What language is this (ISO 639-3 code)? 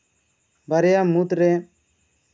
sat